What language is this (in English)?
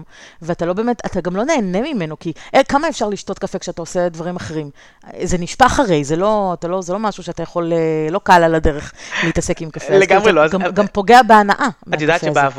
Hebrew